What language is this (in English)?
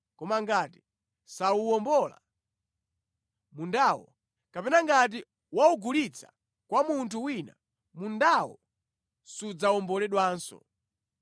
Nyanja